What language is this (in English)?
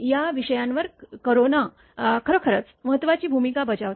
Marathi